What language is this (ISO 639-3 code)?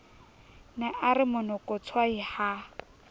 sot